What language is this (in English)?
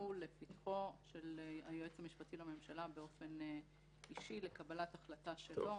Hebrew